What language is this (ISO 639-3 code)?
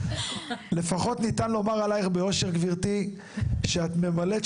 heb